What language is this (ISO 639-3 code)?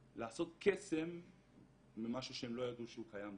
heb